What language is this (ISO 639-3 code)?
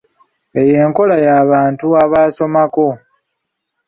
lug